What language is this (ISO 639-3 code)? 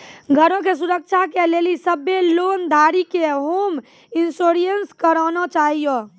mai